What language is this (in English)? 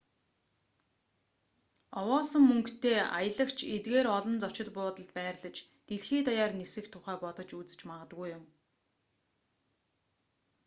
Mongolian